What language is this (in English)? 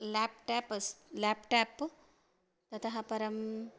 Sanskrit